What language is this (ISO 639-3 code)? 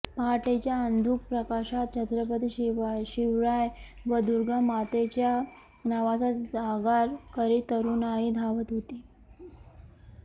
mar